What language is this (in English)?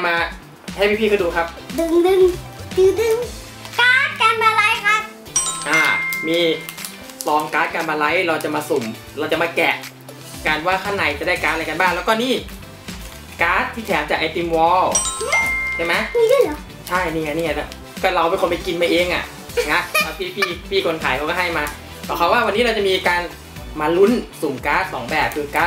Thai